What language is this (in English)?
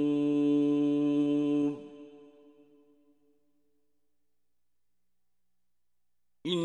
Arabic